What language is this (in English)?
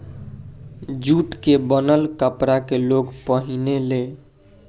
Bhojpuri